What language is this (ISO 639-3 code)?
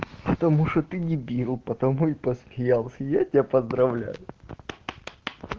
rus